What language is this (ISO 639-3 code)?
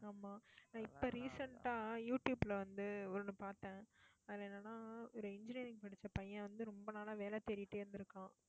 tam